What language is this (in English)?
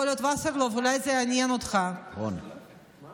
Hebrew